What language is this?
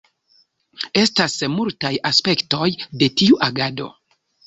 Esperanto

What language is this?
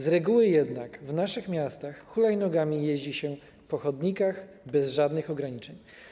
Polish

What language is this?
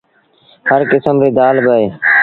Sindhi Bhil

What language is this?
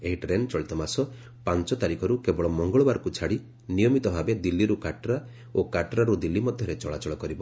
Odia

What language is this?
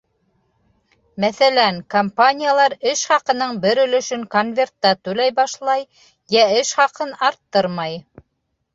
Bashkir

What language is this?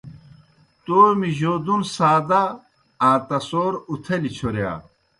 Kohistani Shina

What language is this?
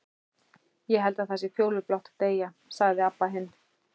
Icelandic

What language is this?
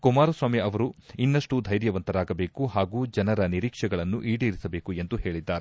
Kannada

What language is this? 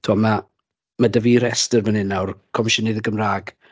Welsh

